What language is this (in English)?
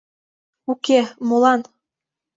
Mari